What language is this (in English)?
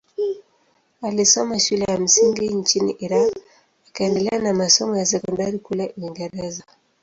Swahili